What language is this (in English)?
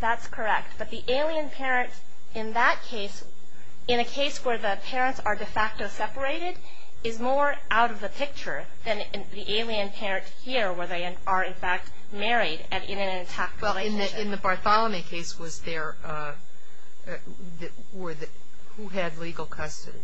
English